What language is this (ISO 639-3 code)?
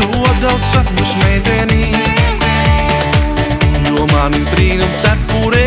ron